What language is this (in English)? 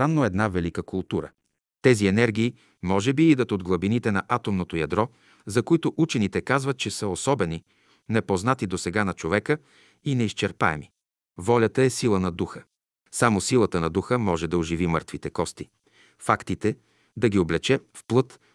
Bulgarian